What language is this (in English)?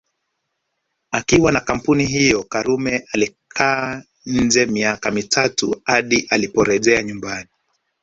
Swahili